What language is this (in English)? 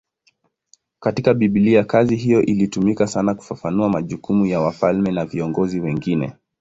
Swahili